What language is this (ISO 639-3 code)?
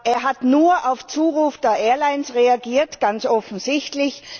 deu